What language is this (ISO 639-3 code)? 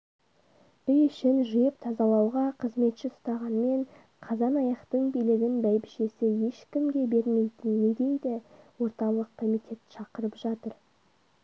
kaz